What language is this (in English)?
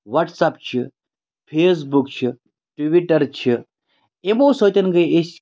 Kashmiri